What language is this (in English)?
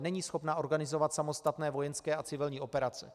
Czech